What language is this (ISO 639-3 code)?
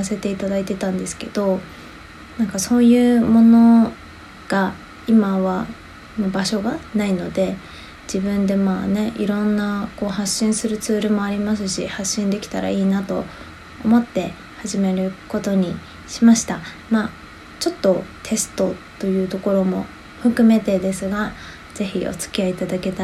jpn